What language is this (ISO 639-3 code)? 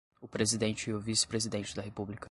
por